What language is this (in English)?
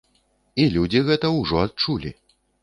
Belarusian